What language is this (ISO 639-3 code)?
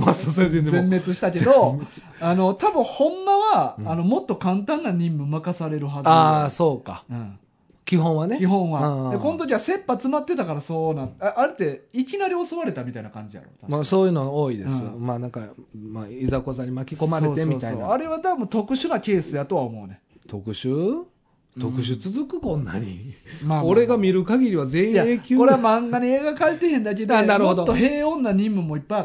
jpn